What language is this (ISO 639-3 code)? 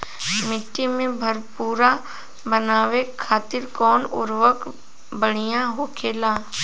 bho